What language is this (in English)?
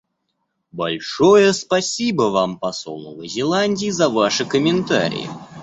Russian